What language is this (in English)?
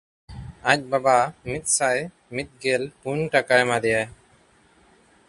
Santali